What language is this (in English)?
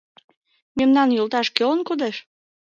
Mari